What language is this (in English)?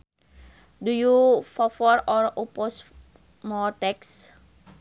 Sundanese